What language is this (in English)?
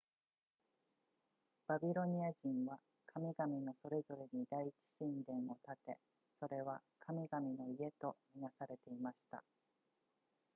Japanese